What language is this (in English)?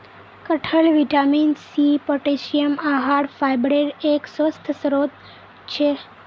Magahi